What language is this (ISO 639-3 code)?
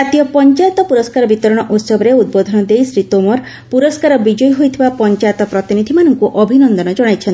ori